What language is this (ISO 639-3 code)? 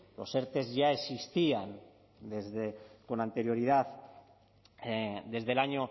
spa